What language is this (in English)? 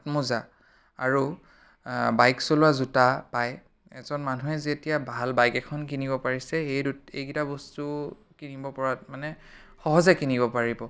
Assamese